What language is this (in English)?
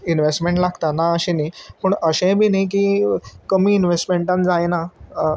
Konkani